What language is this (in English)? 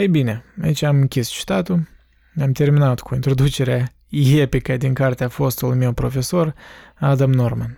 Romanian